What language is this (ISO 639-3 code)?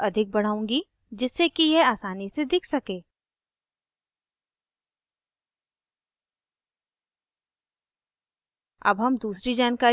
hin